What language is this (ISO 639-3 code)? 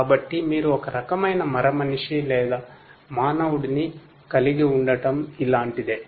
tel